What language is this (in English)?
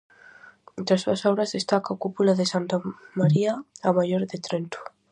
Galician